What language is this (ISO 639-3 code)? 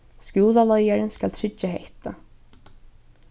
fao